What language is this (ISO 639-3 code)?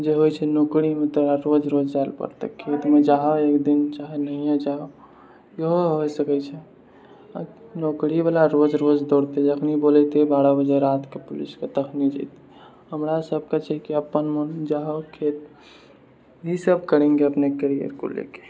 mai